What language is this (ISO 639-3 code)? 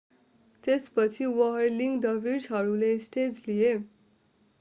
nep